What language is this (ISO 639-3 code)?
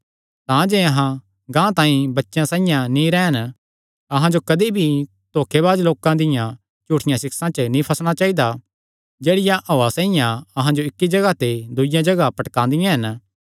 xnr